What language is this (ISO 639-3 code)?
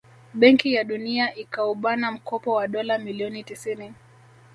swa